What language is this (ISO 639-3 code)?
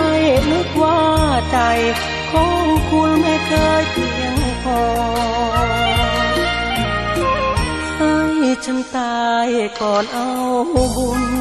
tha